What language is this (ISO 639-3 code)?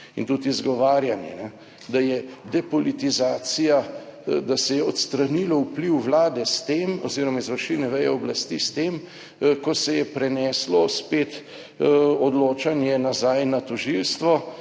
slv